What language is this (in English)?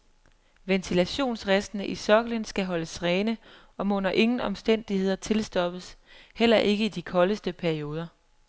Danish